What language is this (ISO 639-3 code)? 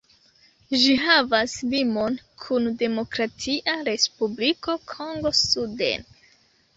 epo